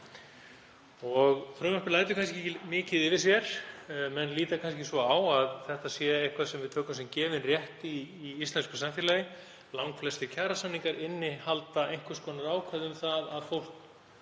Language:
Icelandic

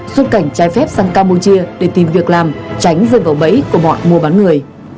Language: Vietnamese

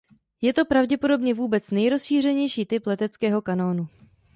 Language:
Czech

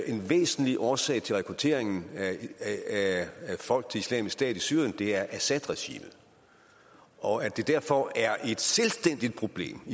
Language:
Danish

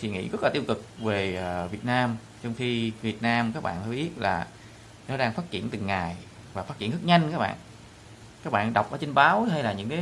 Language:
Vietnamese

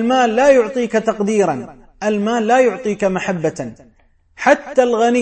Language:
Arabic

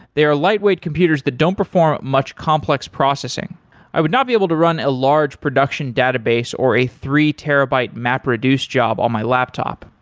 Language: English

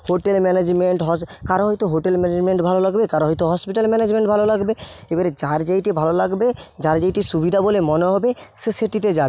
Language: Bangla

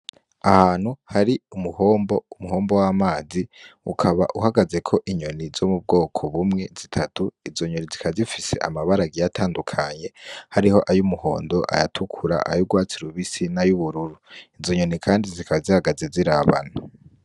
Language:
Rundi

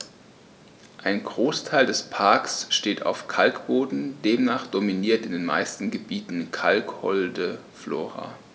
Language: German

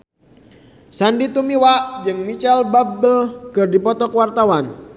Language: Sundanese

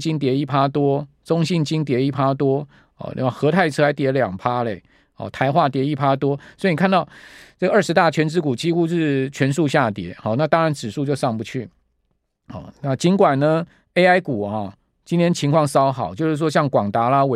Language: Chinese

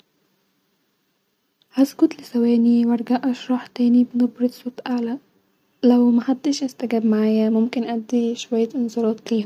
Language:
Egyptian Arabic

